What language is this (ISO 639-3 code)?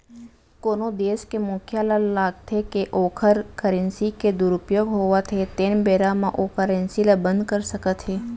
hne